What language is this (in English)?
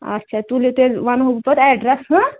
Kashmiri